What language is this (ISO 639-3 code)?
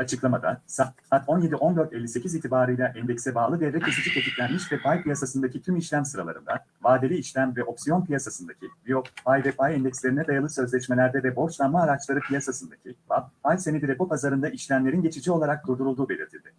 tur